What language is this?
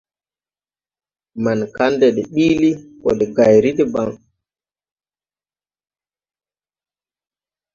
Tupuri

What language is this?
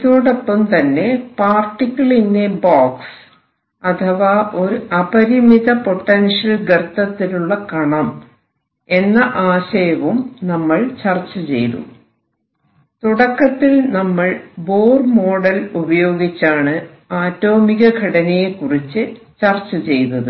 Malayalam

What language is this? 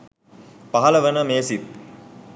Sinhala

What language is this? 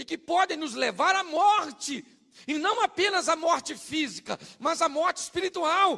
Portuguese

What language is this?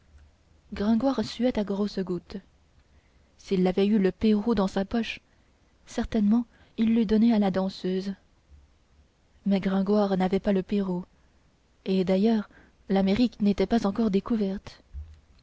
French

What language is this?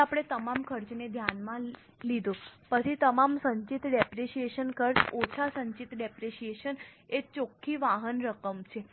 Gujarati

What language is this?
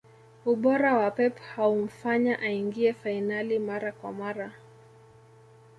Swahili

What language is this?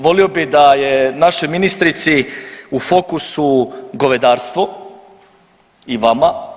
Croatian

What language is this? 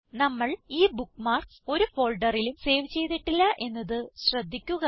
Malayalam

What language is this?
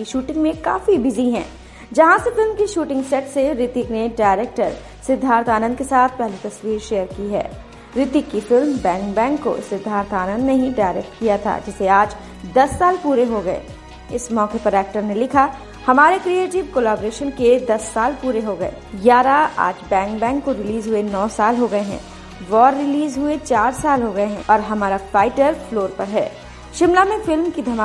Hindi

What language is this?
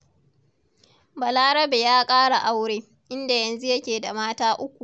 Hausa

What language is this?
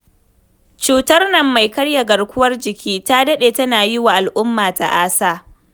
Hausa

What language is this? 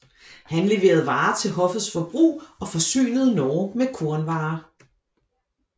Danish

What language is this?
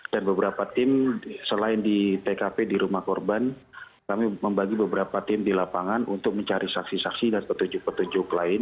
Indonesian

